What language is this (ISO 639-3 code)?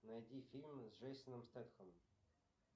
rus